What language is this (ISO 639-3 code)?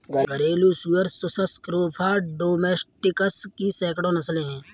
hin